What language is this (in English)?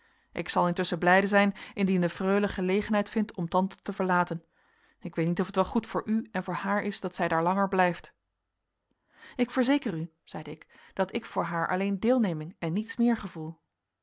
Dutch